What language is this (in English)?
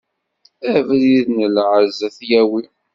Kabyle